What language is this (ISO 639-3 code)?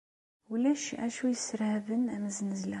kab